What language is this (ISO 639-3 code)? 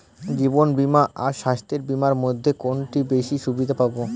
ben